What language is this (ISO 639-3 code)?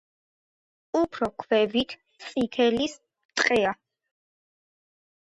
kat